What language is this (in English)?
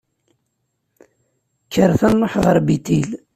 Kabyle